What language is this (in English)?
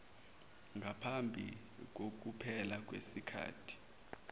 Zulu